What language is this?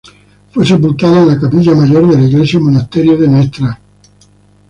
Spanish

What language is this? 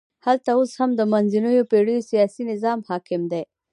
Pashto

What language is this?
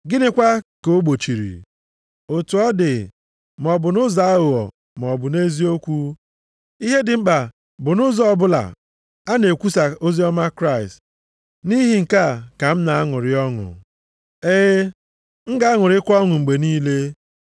Igbo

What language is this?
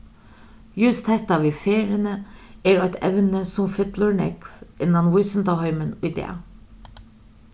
Faroese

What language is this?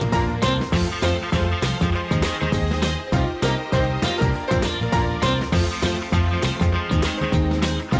Thai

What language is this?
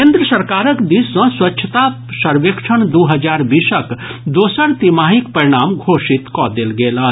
Maithili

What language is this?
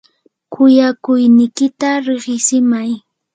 Yanahuanca Pasco Quechua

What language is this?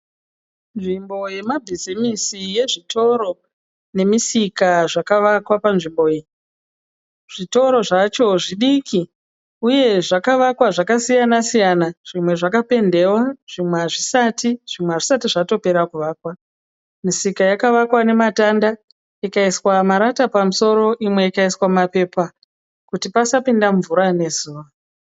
Shona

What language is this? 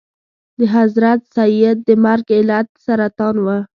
Pashto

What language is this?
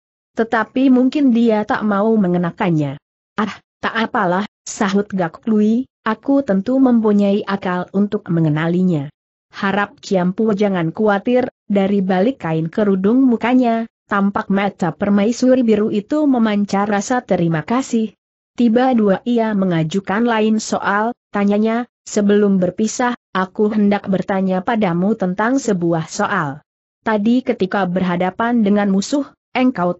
Indonesian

